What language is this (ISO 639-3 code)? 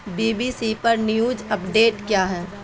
urd